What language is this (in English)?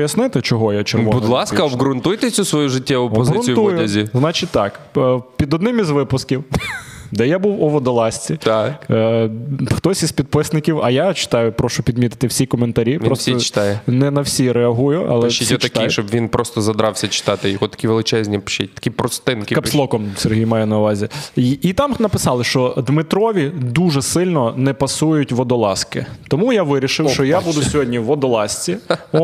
Ukrainian